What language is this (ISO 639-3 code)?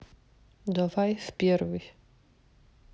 rus